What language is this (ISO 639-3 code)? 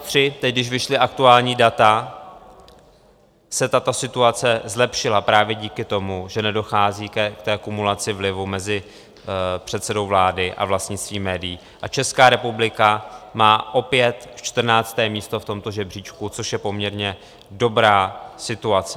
ces